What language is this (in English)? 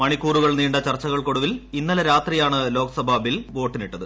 Malayalam